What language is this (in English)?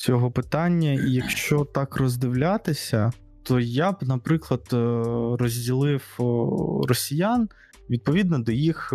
Ukrainian